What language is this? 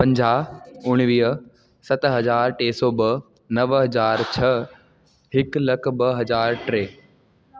Sindhi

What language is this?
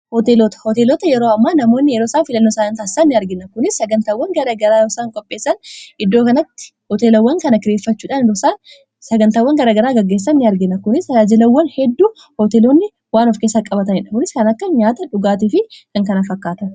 Oromo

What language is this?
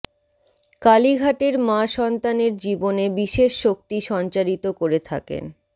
Bangla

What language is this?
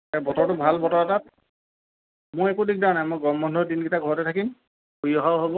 Assamese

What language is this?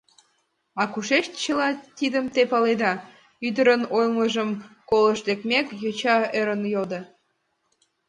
Mari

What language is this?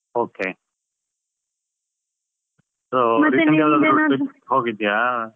Kannada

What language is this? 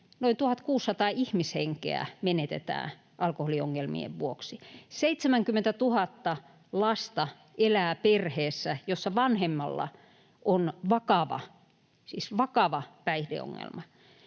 Finnish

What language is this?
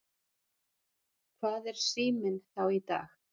Icelandic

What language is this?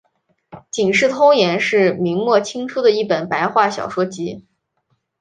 Chinese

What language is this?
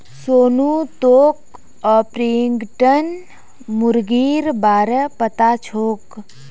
Magahi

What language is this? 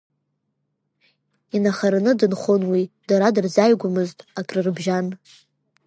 Abkhazian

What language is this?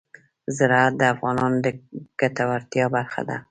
Pashto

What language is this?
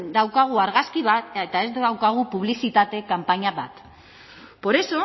Basque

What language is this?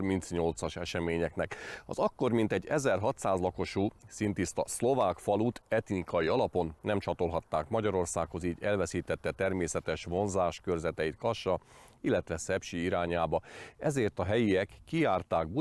Hungarian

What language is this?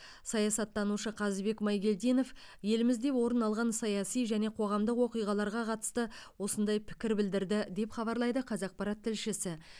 Kazakh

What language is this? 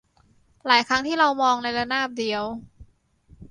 Thai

